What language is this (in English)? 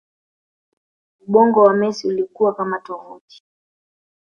Swahili